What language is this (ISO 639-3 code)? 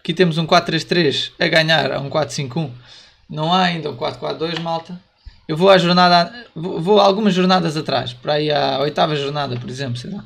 por